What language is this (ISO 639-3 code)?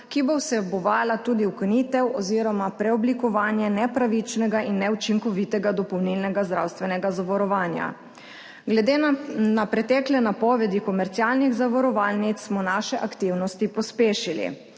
slv